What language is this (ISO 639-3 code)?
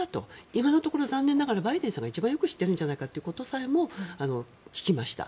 jpn